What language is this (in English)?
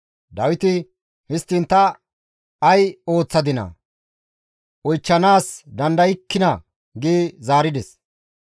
Gamo